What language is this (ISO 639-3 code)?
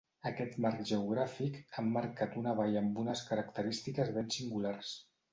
cat